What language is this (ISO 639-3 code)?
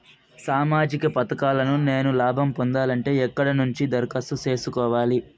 tel